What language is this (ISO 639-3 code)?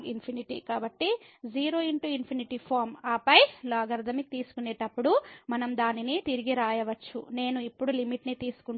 tel